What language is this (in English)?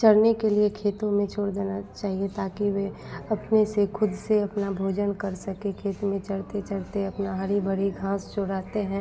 Hindi